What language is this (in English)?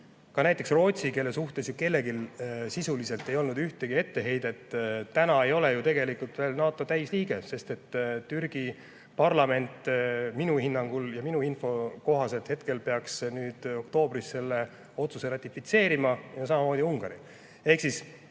Estonian